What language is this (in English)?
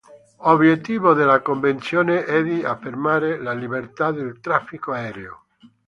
Italian